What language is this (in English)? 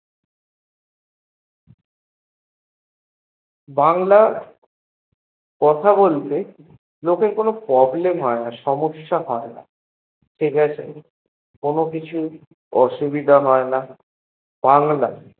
Bangla